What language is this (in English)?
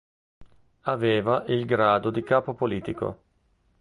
Italian